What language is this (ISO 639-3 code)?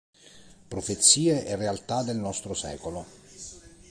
ita